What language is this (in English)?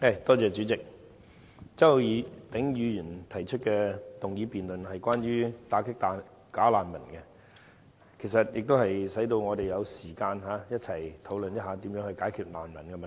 Cantonese